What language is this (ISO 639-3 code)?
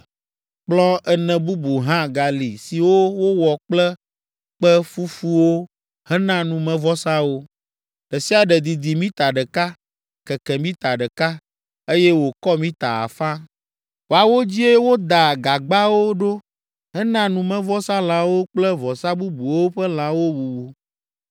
ewe